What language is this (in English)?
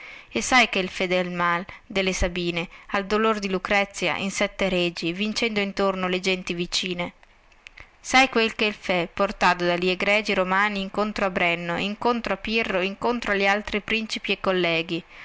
Italian